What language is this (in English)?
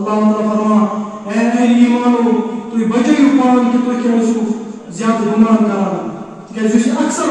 Arabic